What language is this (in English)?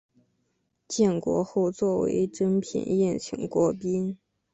Chinese